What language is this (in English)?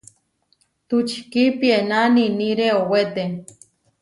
Huarijio